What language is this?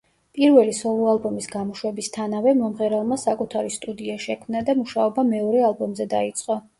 Georgian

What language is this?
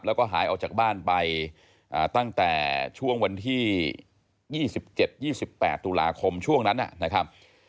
Thai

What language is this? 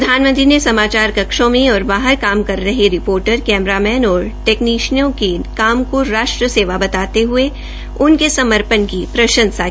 Hindi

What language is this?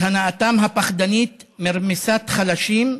Hebrew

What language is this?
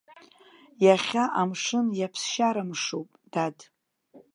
Abkhazian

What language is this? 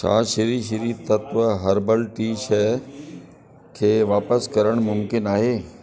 Sindhi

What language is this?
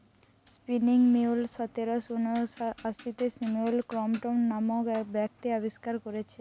Bangla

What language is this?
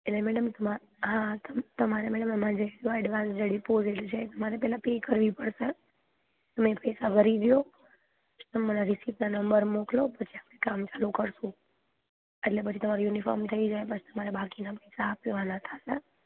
Gujarati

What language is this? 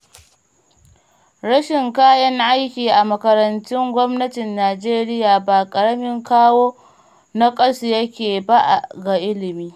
Hausa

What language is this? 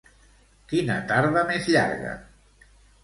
Catalan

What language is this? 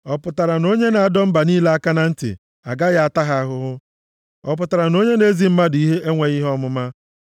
Igbo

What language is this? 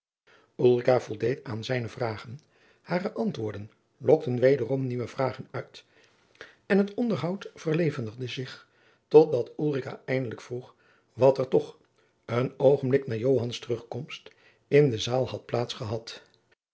Dutch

